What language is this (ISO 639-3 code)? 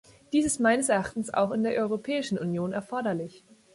deu